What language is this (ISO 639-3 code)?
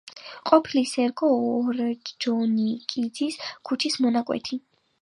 kat